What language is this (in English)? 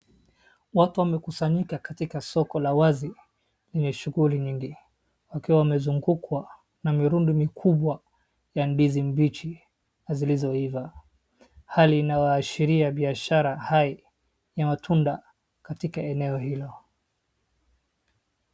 Swahili